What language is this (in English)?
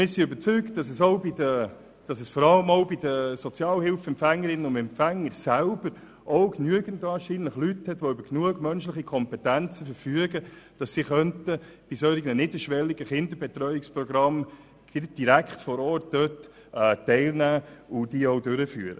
Swiss German